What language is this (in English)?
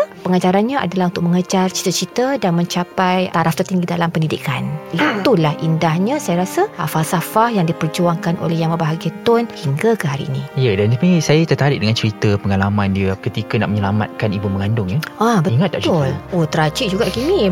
Malay